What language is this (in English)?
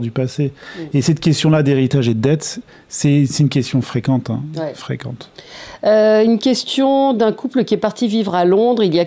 French